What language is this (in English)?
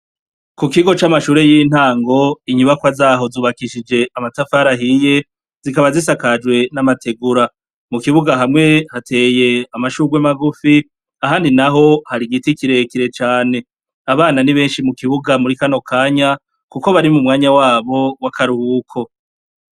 Rundi